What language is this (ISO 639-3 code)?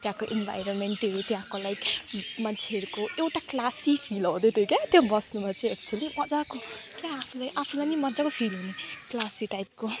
nep